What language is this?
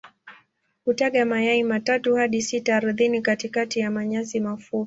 Swahili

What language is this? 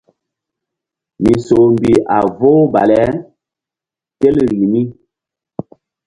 Mbum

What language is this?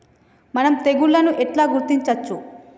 Telugu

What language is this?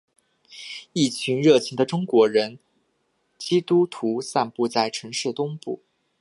Chinese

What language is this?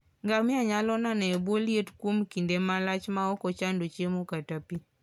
Luo (Kenya and Tanzania)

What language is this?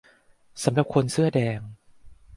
Thai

